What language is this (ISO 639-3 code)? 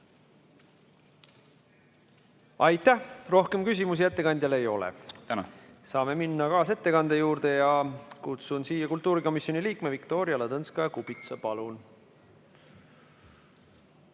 est